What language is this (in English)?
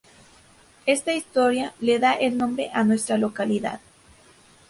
Spanish